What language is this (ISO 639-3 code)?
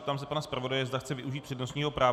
ces